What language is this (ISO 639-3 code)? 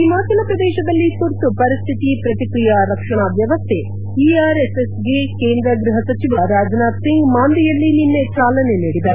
kan